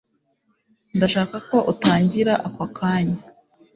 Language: Kinyarwanda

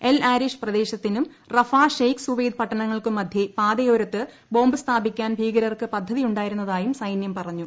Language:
Malayalam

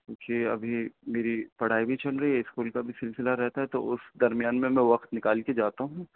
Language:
Urdu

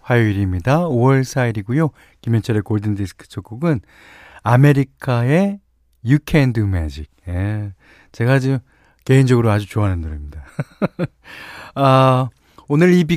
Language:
Korean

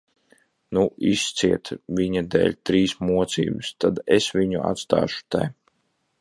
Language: Latvian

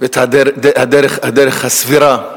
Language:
Hebrew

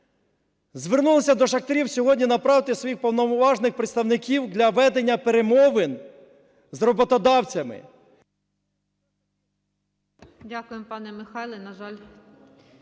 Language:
Ukrainian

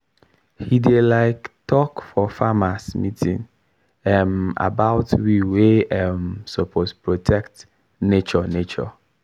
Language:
Nigerian Pidgin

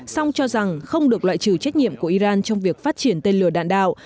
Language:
Vietnamese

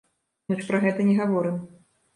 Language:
Belarusian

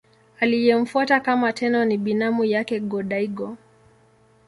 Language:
Swahili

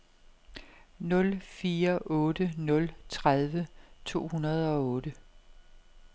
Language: Danish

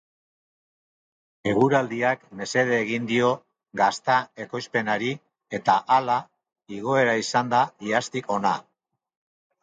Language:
Basque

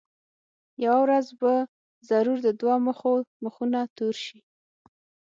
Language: Pashto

